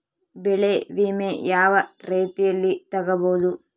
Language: Kannada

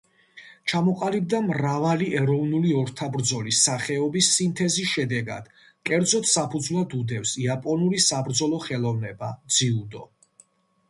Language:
Georgian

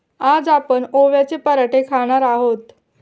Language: Marathi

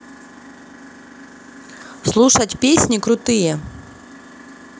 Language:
Russian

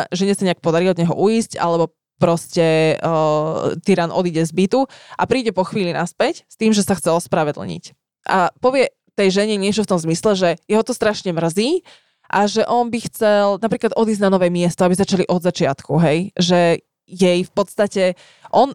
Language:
Slovak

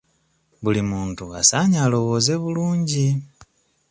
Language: Ganda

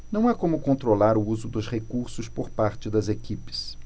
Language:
Portuguese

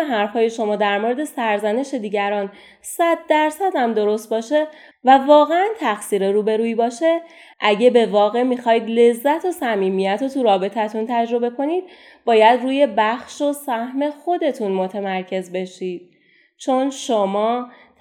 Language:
Persian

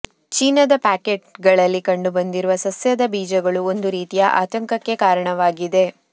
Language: Kannada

